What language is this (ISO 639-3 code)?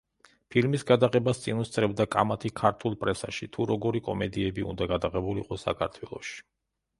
kat